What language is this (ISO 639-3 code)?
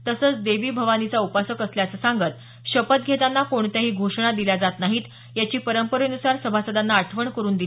mar